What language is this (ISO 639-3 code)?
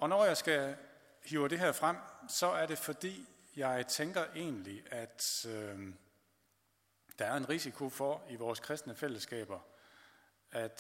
dan